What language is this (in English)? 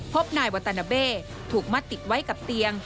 Thai